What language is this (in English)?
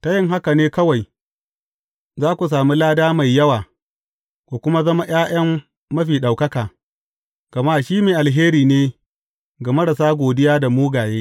Hausa